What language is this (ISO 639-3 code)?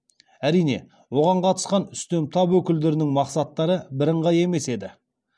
kaz